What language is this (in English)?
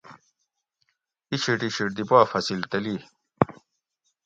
Gawri